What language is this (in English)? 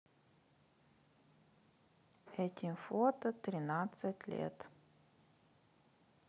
Russian